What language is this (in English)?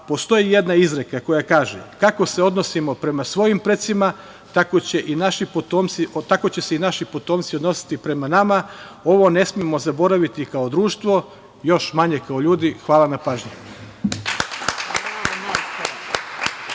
Serbian